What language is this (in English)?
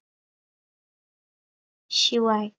Marathi